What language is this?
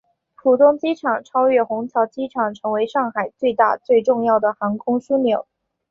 Chinese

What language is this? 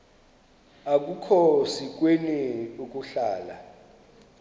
Xhosa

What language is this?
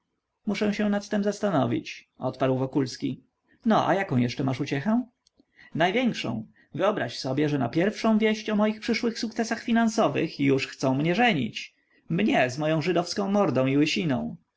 Polish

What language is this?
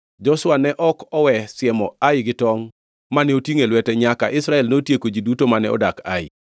Luo (Kenya and Tanzania)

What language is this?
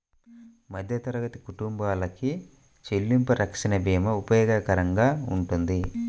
Telugu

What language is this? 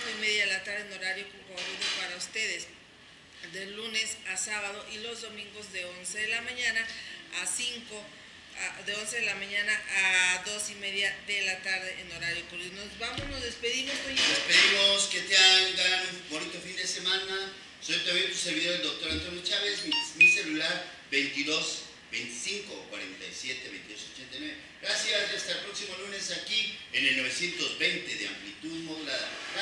Spanish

